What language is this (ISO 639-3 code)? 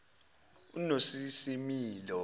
zul